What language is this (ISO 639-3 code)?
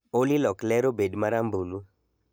luo